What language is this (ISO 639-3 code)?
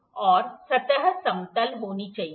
hin